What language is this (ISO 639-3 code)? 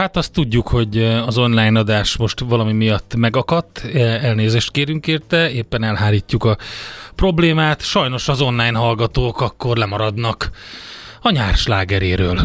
hun